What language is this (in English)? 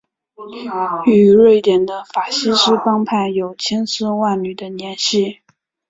Chinese